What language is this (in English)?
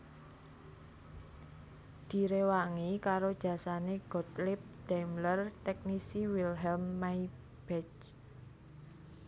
Javanese